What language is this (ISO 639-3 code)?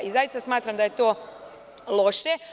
srp